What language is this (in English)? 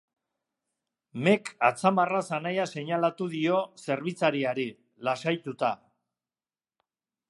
Basque